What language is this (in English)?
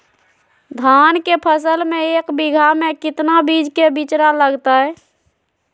Magahi